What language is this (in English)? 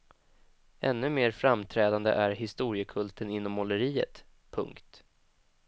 Swedish